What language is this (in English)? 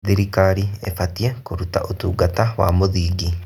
Kikuyu